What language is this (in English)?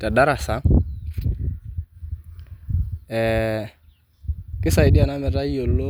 Masai